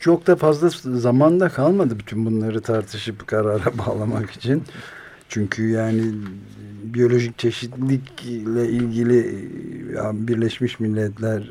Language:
Turkish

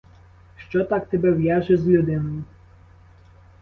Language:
Ukrainian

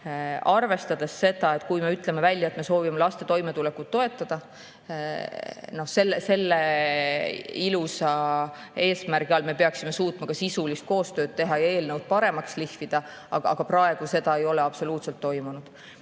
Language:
Estonian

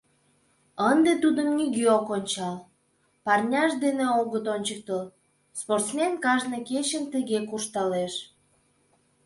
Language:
Mari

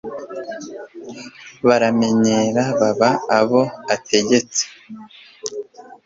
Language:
Kinyarwanda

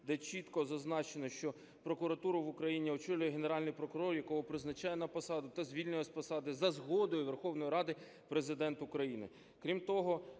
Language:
Ukrainian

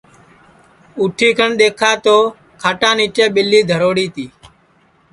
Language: Sansi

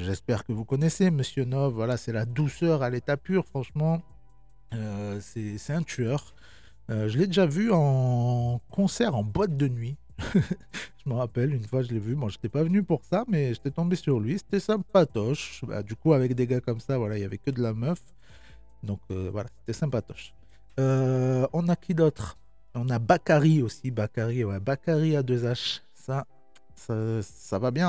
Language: French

